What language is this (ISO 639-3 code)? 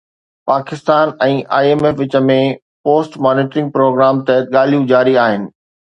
snd